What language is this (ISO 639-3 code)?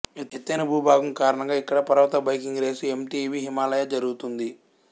tel